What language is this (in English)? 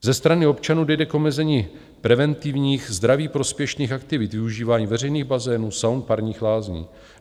Czech